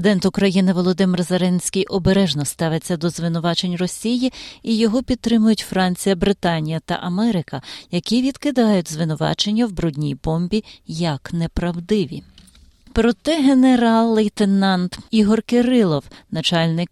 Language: Ukrainian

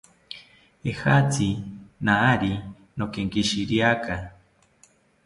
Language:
South Ucayali Ashéninka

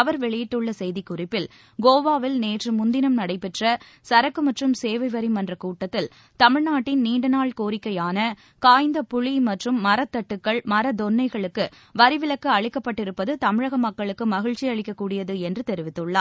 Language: Tamil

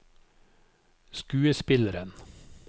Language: Norwegian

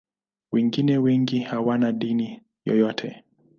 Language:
Swahili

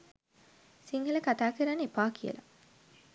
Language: Sinhala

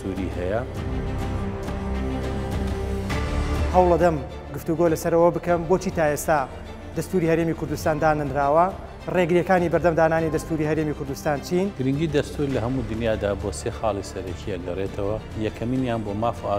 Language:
Arabic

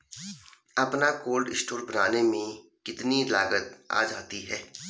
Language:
Hindi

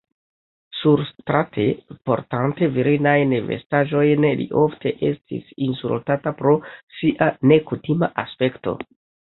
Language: Esperanto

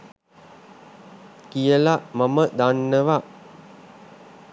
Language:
Sinhala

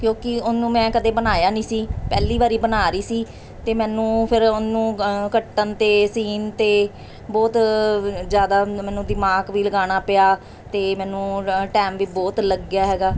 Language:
Punjabi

